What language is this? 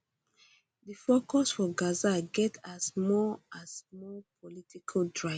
Nigerian Pidgin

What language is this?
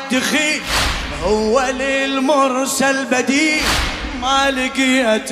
Arabic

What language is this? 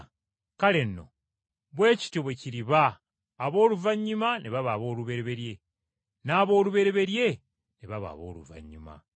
Ganda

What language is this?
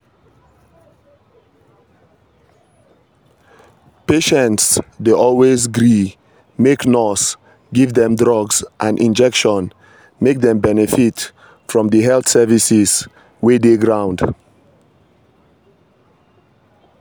Nigerian Pidgin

